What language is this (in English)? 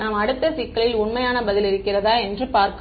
Tamil